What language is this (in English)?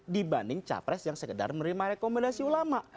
Indonesian